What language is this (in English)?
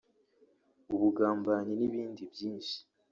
Kinyarwanda